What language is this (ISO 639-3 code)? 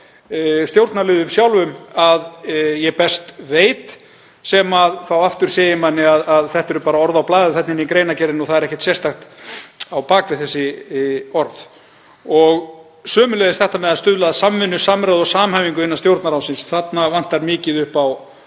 isl